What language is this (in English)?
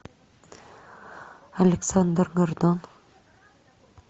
Russian